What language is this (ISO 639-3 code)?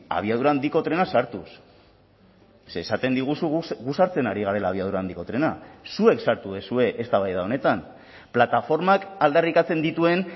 eus